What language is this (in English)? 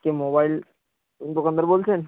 Bangla